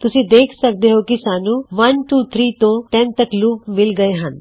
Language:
Punjabi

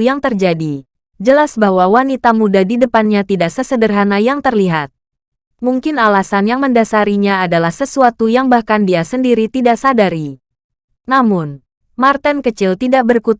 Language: Indonesian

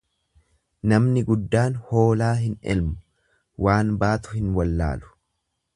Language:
Oromo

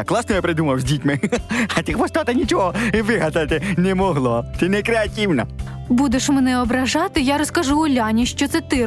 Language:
Ukrainian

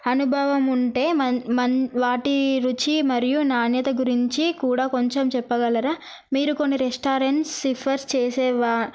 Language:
Telugu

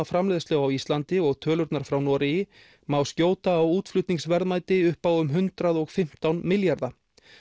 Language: Icelandic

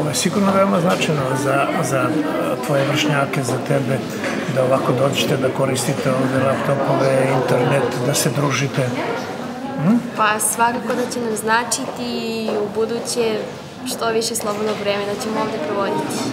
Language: Italian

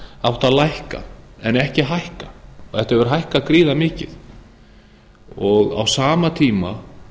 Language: Icelandic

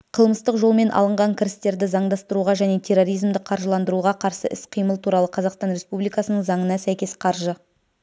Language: Kazakh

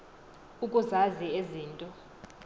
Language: Xhosa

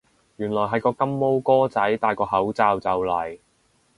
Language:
Cantonese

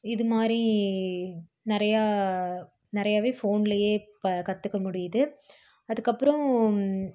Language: Tamil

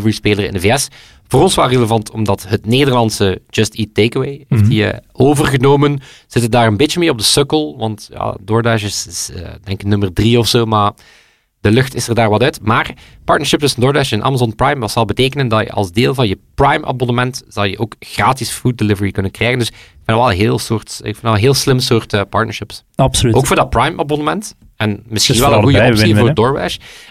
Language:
Dutch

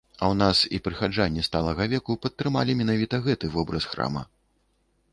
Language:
Belarusian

